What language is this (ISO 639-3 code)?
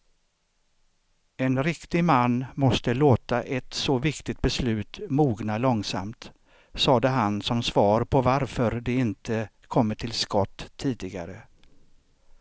swe